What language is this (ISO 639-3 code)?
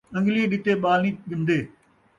skr